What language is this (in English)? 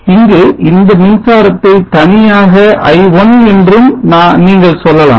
Tamil